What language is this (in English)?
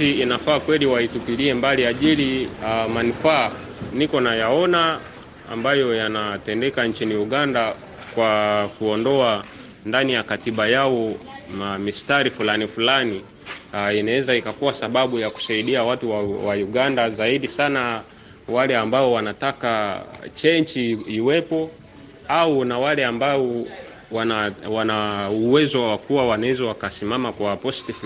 Swahili